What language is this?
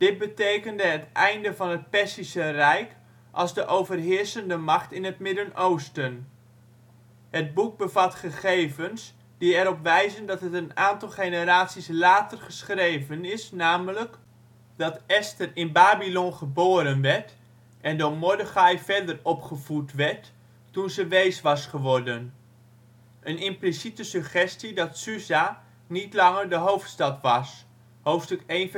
Dutch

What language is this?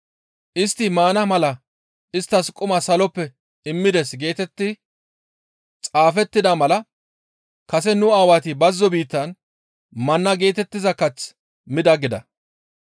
Gamo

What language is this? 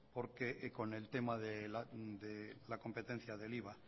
Spanish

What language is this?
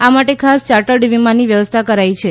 Gujarati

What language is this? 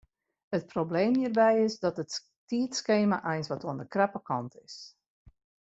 Western Frisian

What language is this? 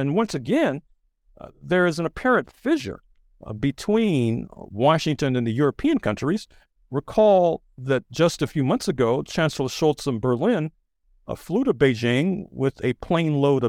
English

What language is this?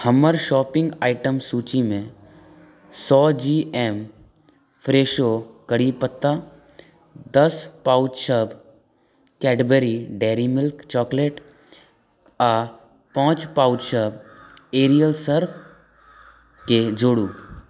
Maithili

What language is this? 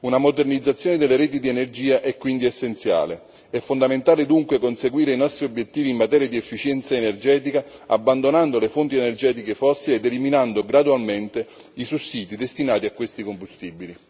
Italian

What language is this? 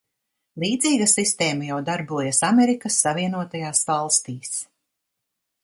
Latvian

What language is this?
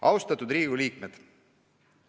Estonian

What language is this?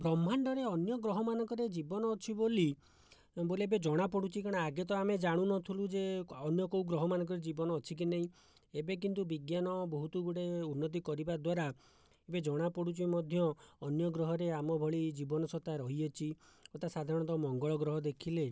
Odia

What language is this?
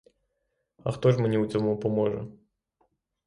Ukrainian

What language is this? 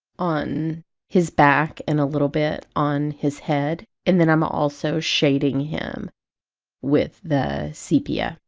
English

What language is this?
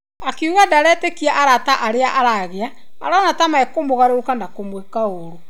Kikuyu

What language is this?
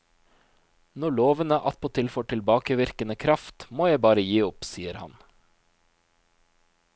Norwegian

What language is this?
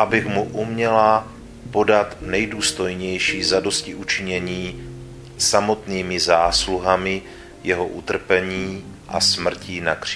Czech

